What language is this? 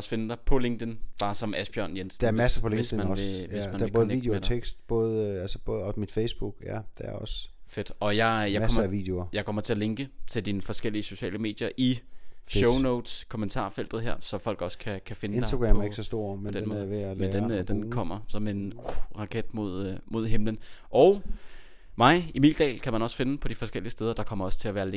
Danish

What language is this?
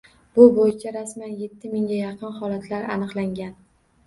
Uzbek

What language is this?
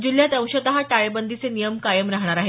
Marathi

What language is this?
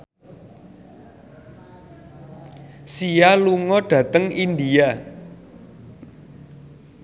Javanese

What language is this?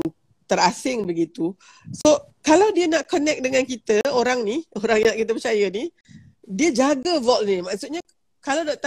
Malay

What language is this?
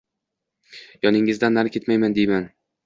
Uzbek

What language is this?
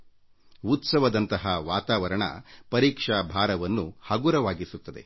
Kannada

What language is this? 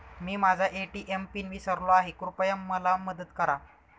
Marathi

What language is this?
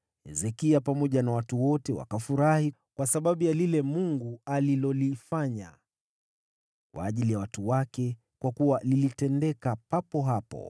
Swahili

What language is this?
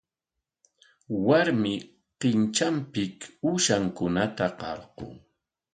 Corongo Ancash Quechua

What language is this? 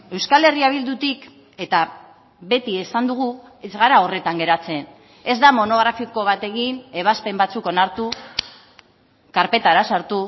Basque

